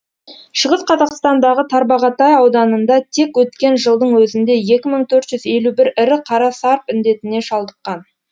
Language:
Kazakh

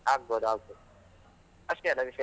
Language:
Kannada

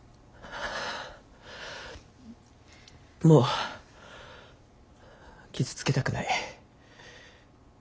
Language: Japanese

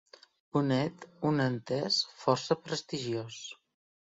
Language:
Catalan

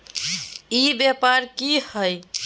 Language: Magahi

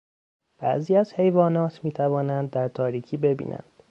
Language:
Persian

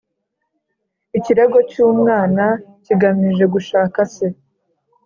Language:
Kinyarwanda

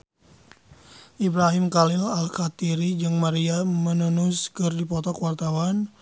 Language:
Sundanese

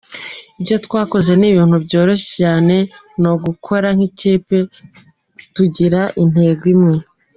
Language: Kinyarwanda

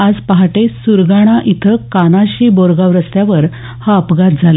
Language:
Marathi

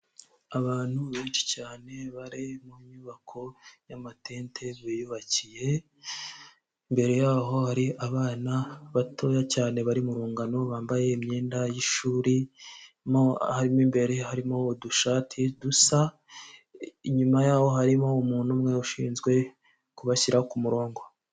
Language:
Kinyarwanda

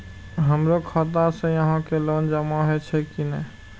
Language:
Maithili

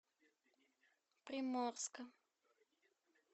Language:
Russian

